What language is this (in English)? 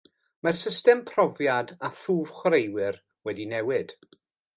Welsh